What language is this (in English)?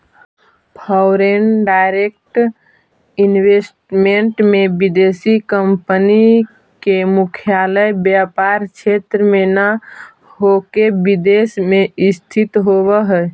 Magahi